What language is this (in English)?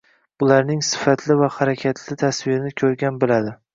Uzbek